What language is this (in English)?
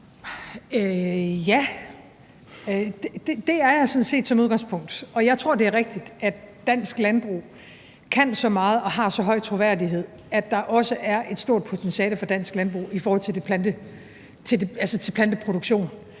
Danish